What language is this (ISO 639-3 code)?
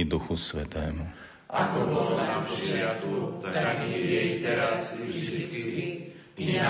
slk